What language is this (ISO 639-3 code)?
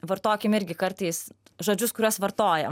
lit